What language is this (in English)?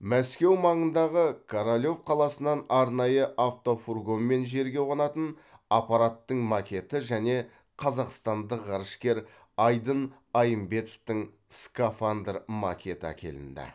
Kazakh